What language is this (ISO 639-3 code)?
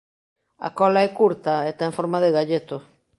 glg